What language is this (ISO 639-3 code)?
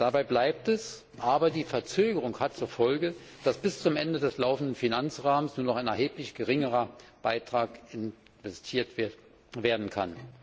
deu